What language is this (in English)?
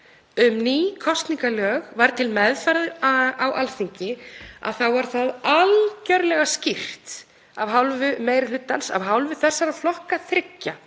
Icelandic